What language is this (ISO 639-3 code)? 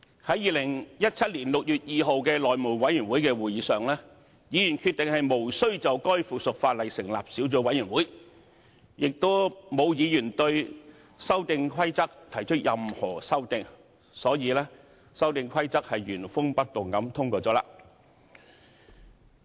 yue